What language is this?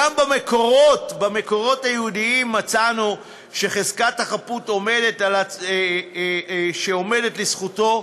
Hebrew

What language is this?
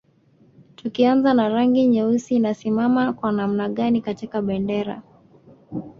Swahili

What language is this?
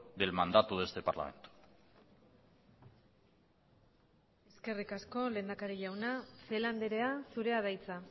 Basque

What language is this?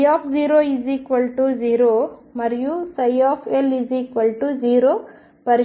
Telugu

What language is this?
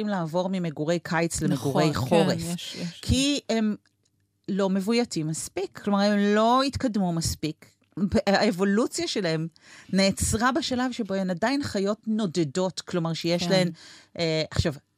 Hebrew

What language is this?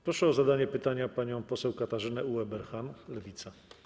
Polish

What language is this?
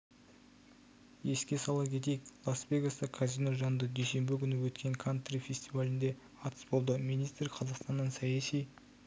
Kazakh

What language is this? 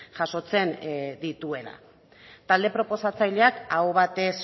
Basque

